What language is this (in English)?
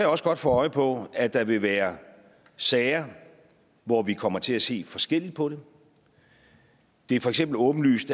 Danish